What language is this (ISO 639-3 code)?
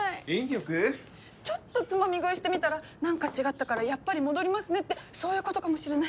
jpn